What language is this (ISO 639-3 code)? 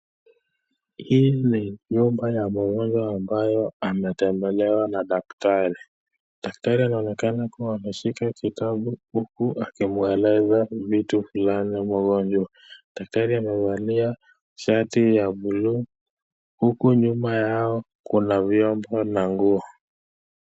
swa